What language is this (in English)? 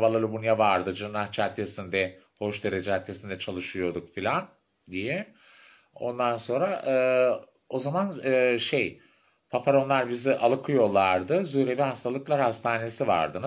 Turkish